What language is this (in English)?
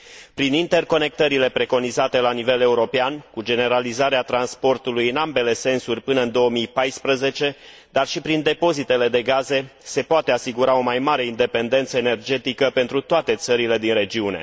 Romanian